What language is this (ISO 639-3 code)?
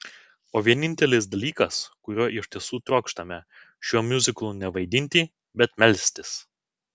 lit